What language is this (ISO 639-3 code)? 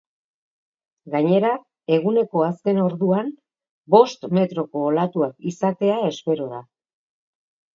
eus